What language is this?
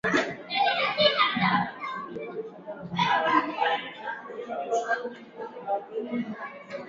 Basque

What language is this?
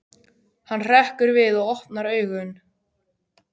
Icelandic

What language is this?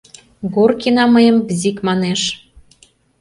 Mari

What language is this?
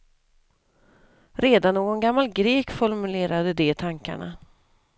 Swedish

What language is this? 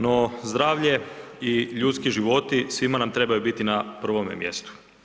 Croatian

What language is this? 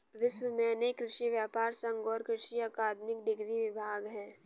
Hindi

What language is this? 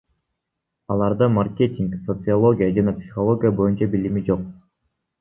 Kyrgyz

